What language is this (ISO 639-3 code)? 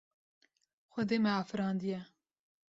kur